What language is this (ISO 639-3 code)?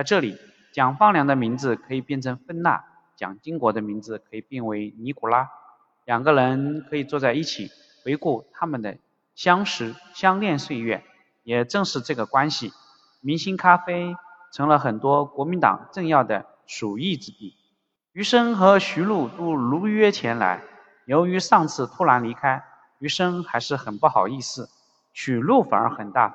zho